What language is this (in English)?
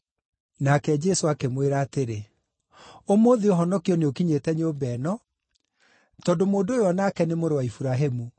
Kikuyu